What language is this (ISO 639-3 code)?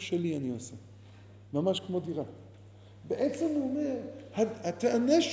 heb